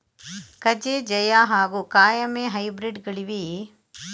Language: Kannada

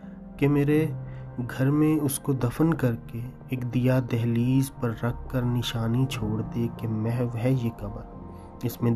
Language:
Urdu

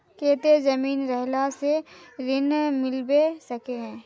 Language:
Magahi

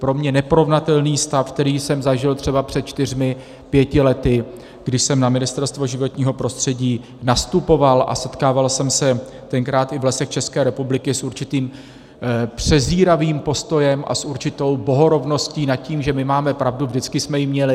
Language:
Czech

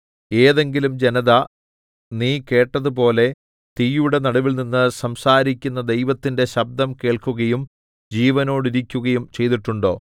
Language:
Malayalam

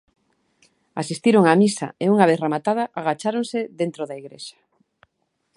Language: Galician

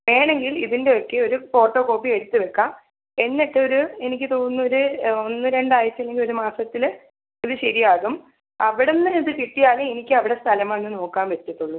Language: Malayalam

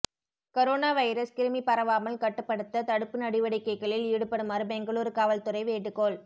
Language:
Tamil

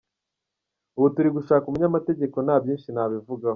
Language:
Kinyarwanda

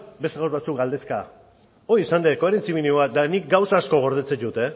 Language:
Basque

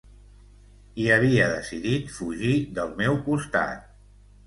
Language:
Catalan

